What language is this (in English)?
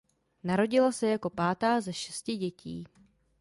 Czech